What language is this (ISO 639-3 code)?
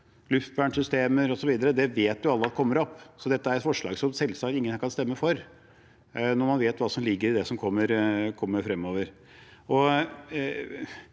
nor